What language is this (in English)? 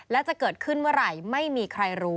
Thai